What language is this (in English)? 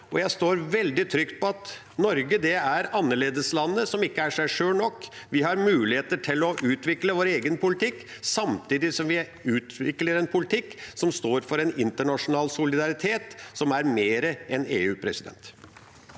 Norwegian